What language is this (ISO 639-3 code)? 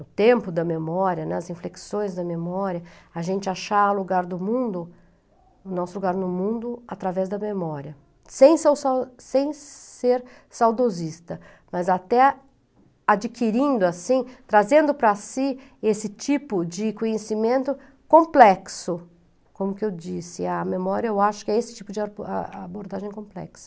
por